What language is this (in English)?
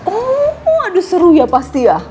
Indonesian